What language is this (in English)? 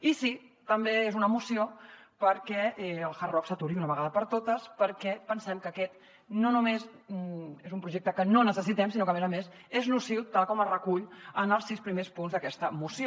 Catalan